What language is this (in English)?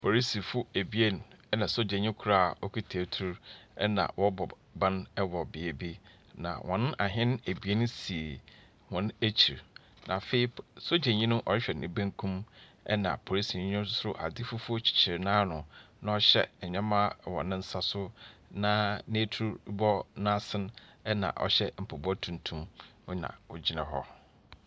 Akan